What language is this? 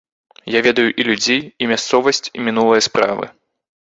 Belarusian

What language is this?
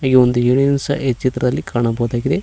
Kannada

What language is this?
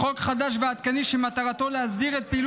Hebrew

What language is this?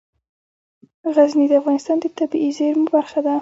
Pashto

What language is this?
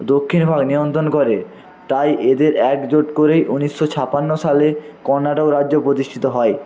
Bangla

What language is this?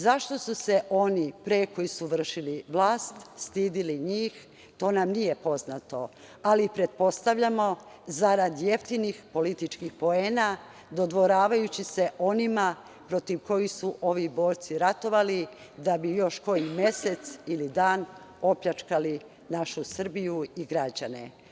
Serbian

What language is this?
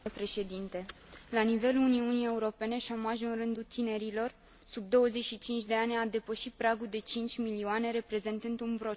Romanian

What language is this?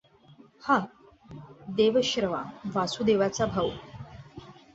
Marathi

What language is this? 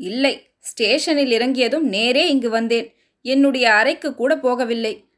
Tamil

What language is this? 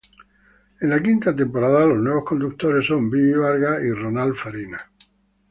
Spanish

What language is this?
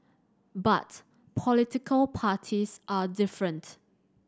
English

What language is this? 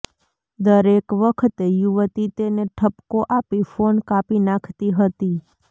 Gujarati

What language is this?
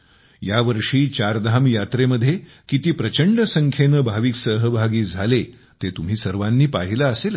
Marathi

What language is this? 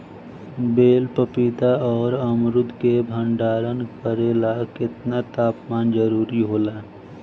Bhojpuri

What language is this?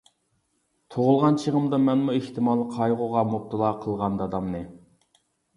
Uyghur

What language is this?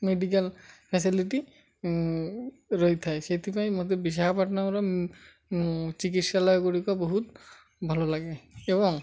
Odia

